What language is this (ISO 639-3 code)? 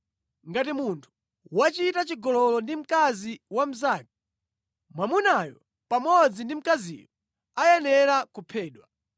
nya